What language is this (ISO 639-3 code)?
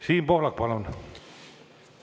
est